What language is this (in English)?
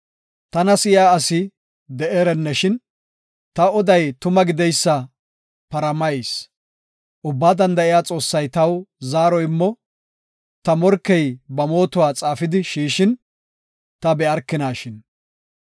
Gofa